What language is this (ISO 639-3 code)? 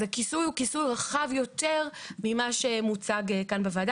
heb